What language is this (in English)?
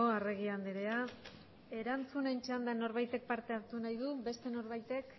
Basque